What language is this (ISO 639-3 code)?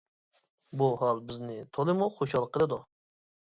uig